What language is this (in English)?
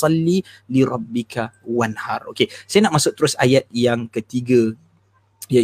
Malay